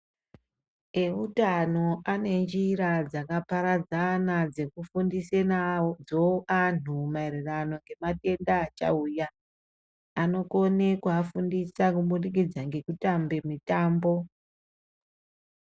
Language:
Ndau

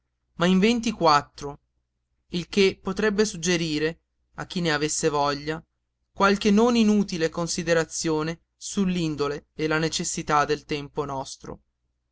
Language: Italian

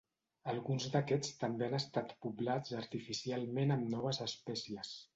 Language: Catalan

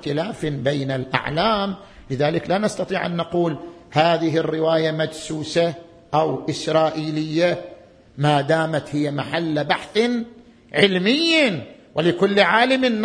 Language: Arabic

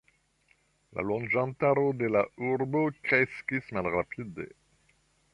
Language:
Esperanto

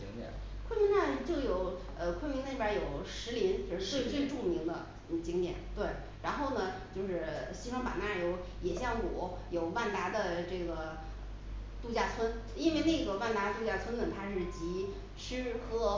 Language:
Chinese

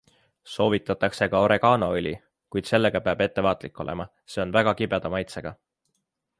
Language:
Estonian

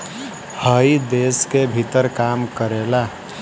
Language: Bhojpuri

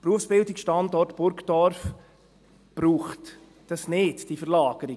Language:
Swiss German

